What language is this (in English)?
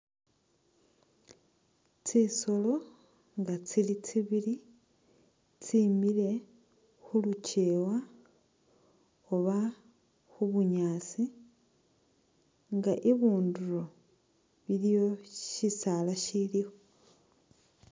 Masaaba